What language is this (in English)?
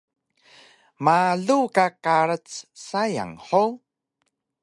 Taroko